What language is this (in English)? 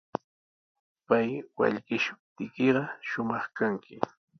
Sihuas Ancash Quechua